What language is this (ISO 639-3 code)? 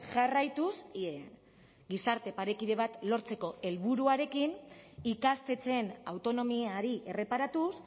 eus